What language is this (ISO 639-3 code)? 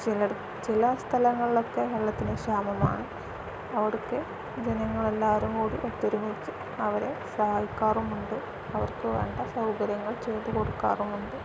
mal